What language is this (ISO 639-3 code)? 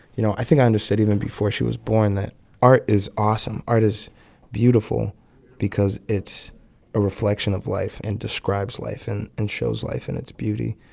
eng